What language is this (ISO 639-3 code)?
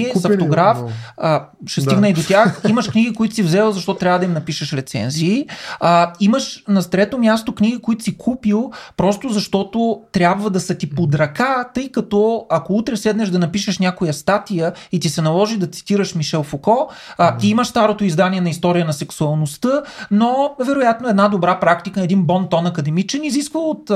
bul